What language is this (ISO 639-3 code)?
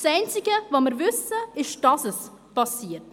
gsw